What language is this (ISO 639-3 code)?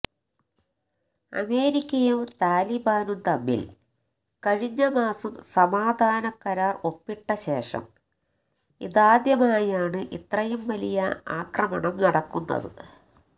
mal